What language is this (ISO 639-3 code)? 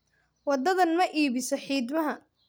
som